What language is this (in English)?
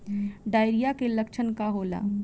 Bhojpuri